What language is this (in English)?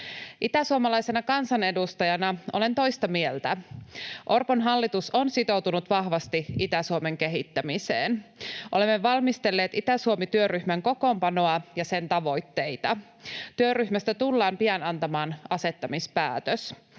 Finnish